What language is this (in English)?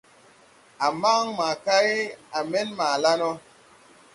Tupuri